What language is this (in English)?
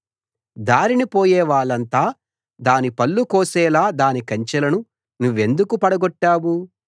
Telugu